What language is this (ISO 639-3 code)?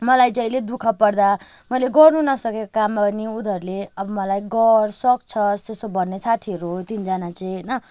nep